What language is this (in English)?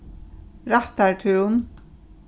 Faroese